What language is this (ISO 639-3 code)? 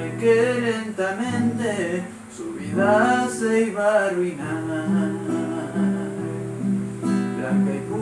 spa